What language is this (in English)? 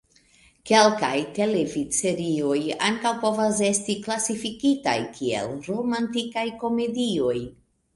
Esperanto